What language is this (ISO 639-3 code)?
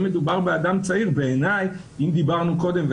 heb